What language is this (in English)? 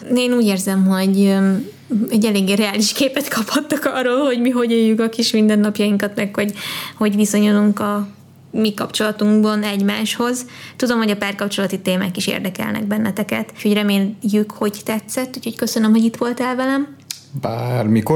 Hungarian